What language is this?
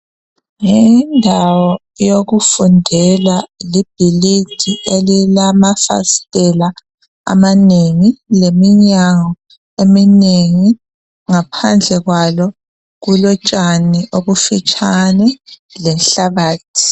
North Ndebele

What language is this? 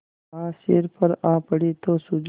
Hindi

